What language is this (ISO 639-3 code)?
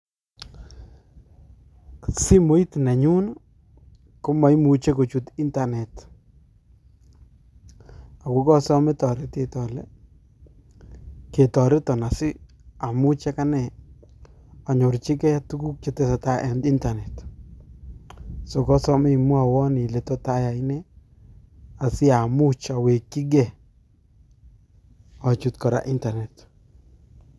kln